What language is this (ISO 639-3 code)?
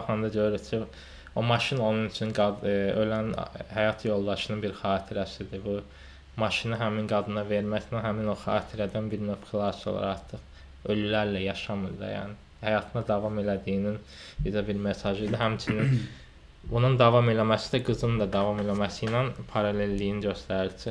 tur